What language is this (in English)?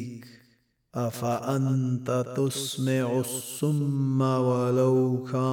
Arabic